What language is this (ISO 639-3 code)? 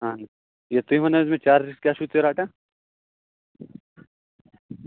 kas